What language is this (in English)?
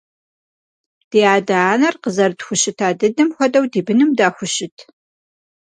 Kabardian